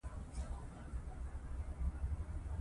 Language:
Pashto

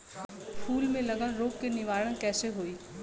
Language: Bhojpuri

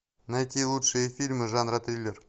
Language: Russian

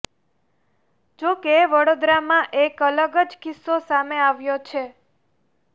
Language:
Gujarati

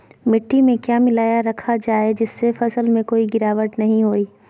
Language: Magahi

